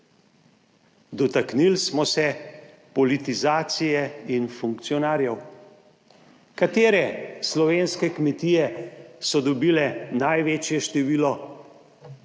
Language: Slovenian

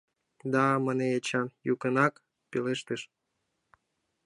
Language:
Mari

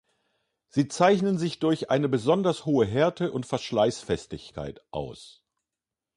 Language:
German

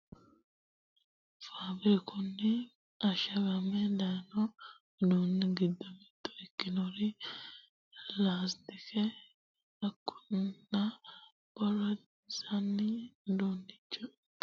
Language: Sidamo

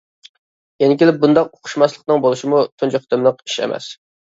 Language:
Uyghur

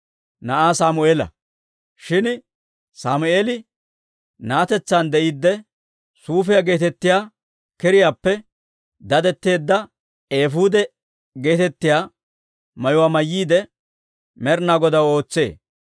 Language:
Dawro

